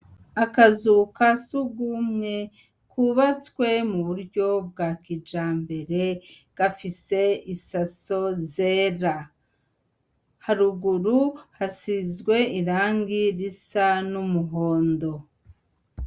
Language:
Rundi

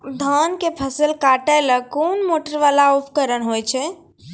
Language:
Maithili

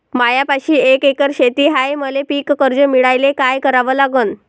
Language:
Marathi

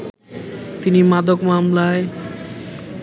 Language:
Bangla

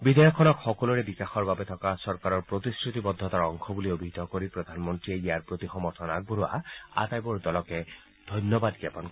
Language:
Assamese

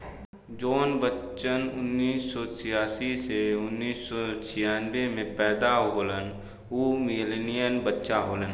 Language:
Bhojpuri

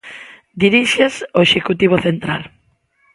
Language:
Galician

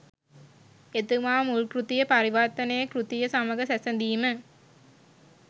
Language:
Sinhala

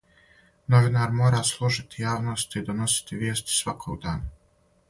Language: Serbian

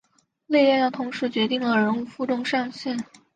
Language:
Chinese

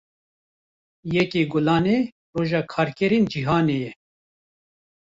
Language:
Kurdish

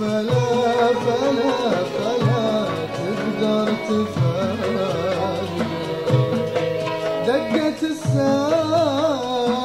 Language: Arabic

